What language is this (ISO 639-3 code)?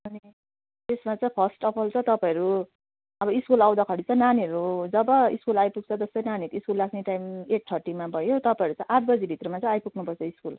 nep